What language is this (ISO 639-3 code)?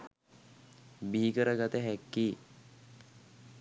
sin